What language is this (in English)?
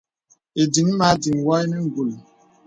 Bebele